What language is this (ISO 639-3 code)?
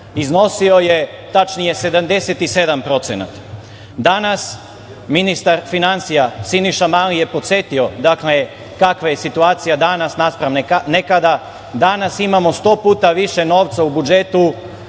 srp